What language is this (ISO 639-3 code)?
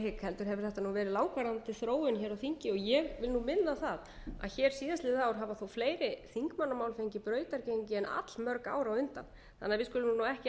isl